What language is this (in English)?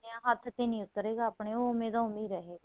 Punjabi